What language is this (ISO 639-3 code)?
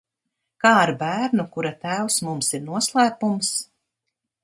lav